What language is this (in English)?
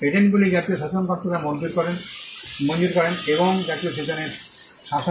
Bangla